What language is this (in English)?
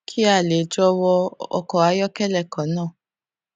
Yoruba